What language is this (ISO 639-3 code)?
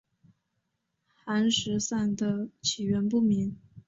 zho